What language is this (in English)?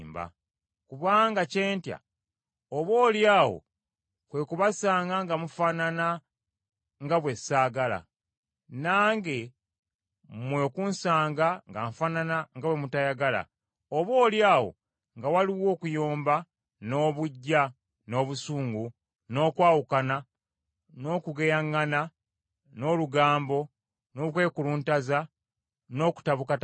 Ganda